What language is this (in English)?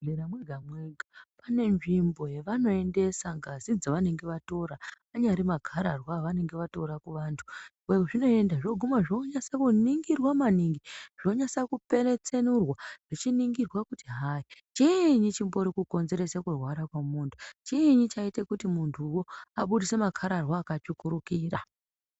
Ndau